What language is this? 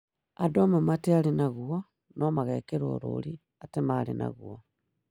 Kikuyu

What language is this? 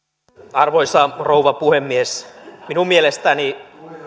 Finnish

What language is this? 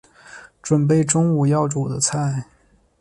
Chinese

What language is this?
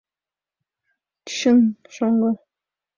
Mari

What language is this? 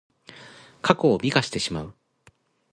Japanese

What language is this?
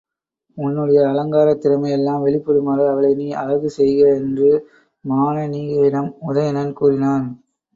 Tamil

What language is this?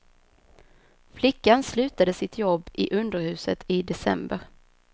Swedish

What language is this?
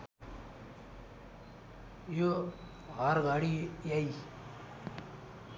Nepali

